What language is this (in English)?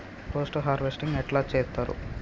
Telugu